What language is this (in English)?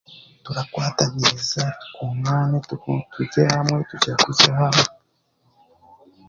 Chiga